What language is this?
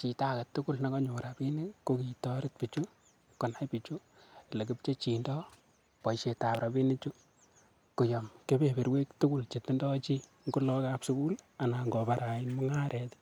Kalenjin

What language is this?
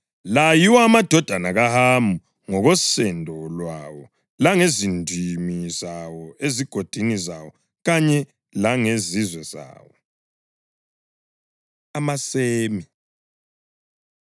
North Ndebele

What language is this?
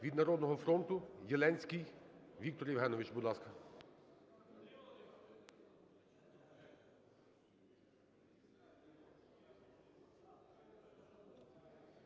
Ukrainian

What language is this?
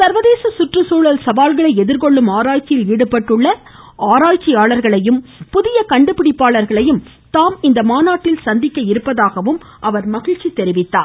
Tamil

